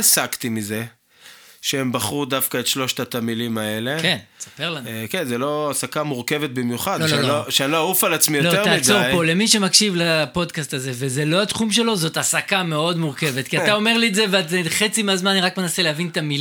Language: Hebrew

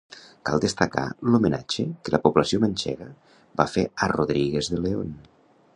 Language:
Catalan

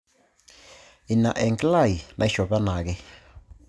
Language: Masai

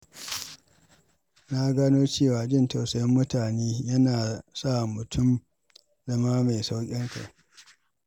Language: Hausa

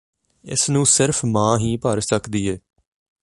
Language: Punjabi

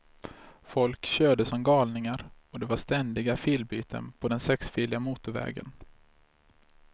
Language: Swedish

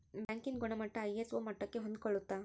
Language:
Kannada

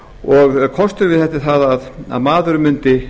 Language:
Icelandic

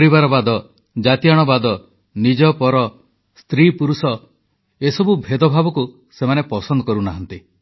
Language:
Odia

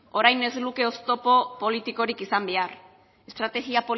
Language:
Basque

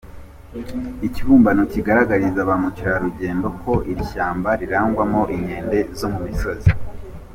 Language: Kinyarwanda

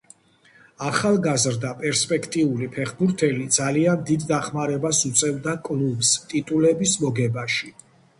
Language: Georgian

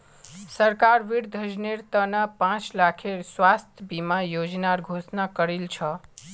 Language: Magahi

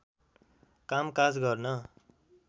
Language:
Nepali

